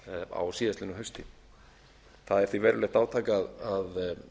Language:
Icelandic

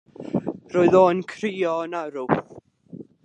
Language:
Welsh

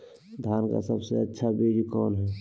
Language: Magahi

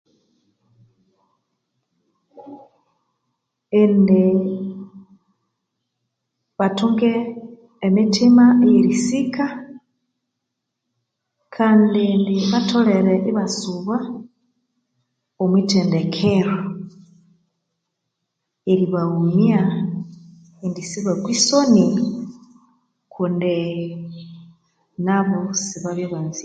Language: Konzo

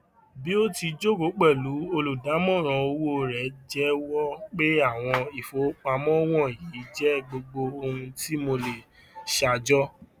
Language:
Yoruba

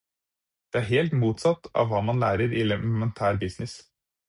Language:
Norwegian Bokmål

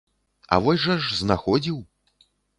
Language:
Belarusian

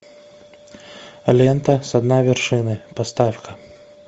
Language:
Russian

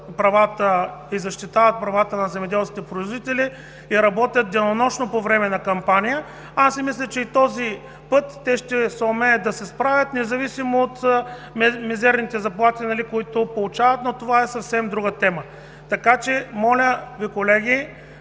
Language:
Bulgarian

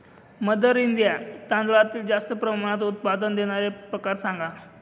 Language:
Marathi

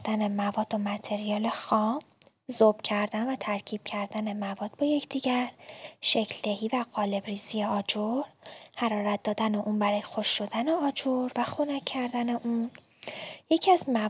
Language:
Persian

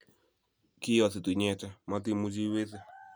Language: Kalenjin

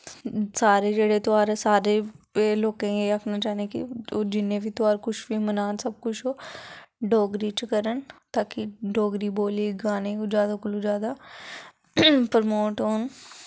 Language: Dogri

